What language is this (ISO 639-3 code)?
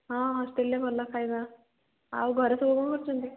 ori